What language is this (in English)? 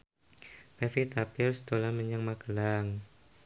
Javanese